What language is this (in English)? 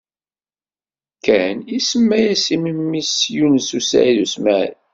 Kabyle